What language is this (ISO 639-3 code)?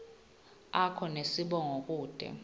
ssw